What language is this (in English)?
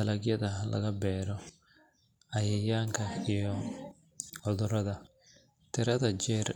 Somali